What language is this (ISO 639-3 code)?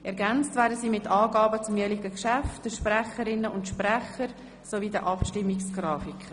gsw